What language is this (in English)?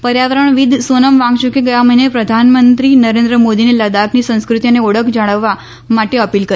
Gujarati